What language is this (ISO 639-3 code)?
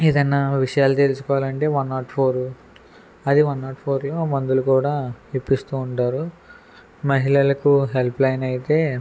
tel